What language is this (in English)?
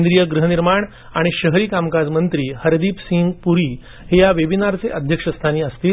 Marathi